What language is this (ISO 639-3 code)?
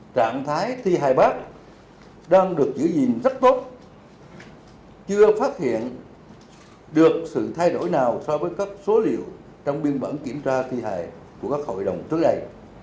vie